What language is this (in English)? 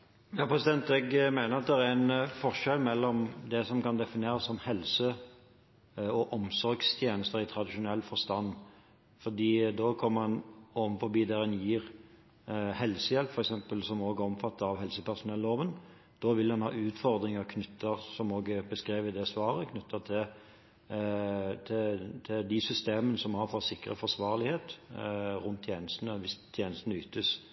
Norwegian